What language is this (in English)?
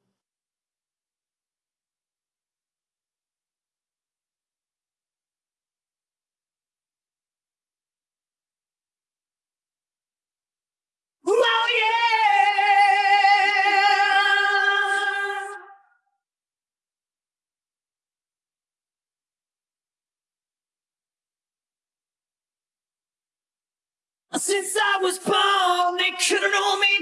English